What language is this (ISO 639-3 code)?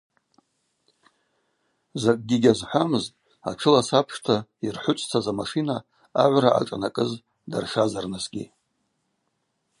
abq